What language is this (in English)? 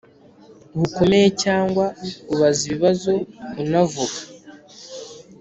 Kinyarwanda